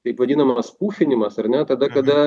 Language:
Lithuanian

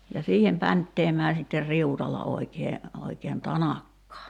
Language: Finnish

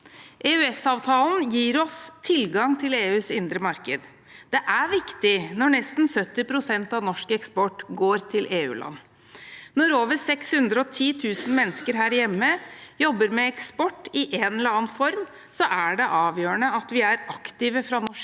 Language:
Norwegian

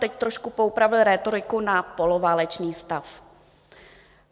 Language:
Czech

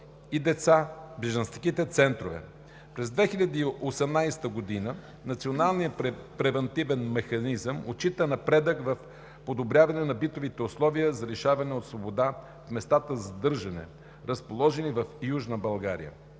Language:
Bulgarian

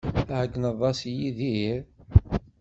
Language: Kabyle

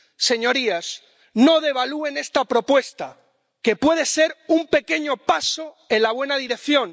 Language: Spanish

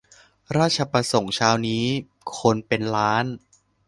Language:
Thai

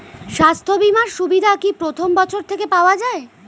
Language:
Bangla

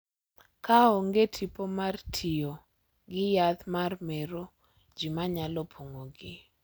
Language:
Luo (Kenya and Tanzania)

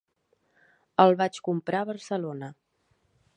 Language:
Catalan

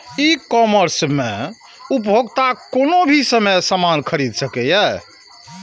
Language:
Maithili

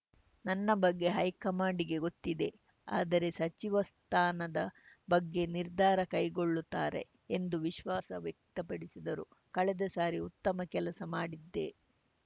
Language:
Kannada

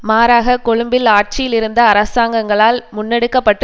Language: Tamil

